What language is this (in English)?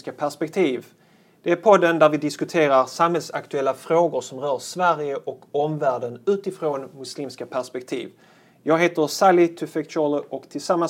Swedish